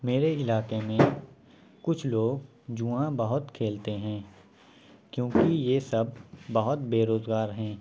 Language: Urdu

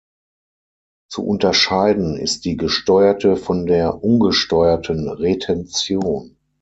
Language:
German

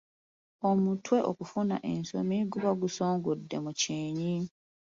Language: Ganda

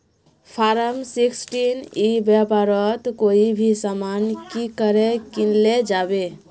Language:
Magahi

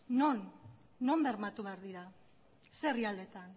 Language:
Basque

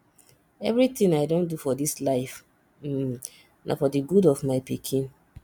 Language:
Nigerian Pidgin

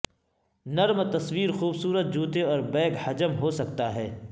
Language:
Urdu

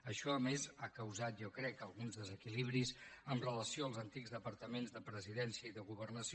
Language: Catalan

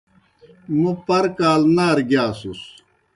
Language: Kohistani Shina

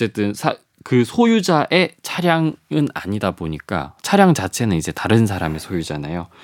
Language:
Korean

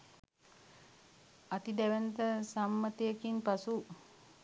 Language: Sinhala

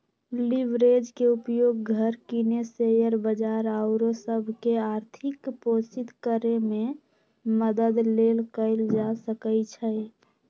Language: Magahi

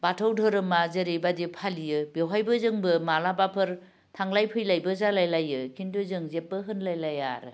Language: Bodo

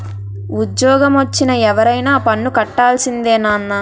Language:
Telugu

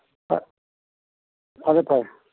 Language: Manipuri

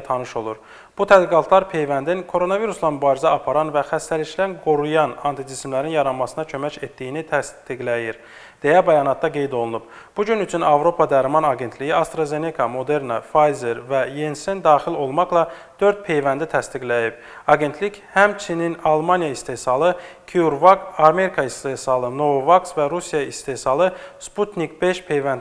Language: Turkish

